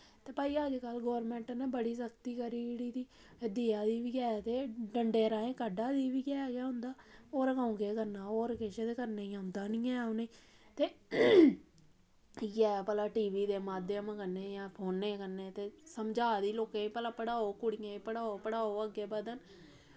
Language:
Dogri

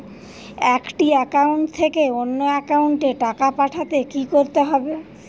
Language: Bangla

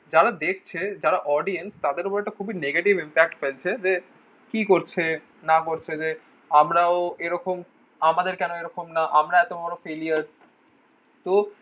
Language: Bangla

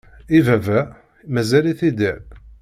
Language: Kabyle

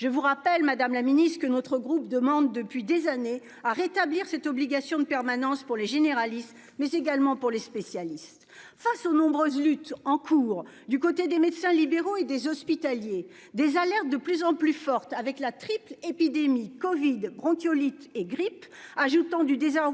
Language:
French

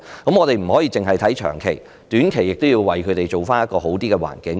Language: Cantonese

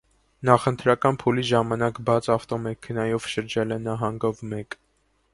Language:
Armenian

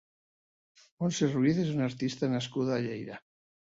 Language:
Catalan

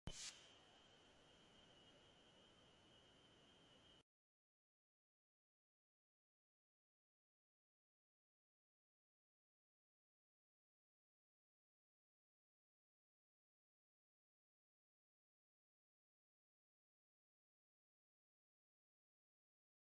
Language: Central Kurdish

